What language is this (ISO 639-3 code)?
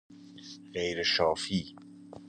fas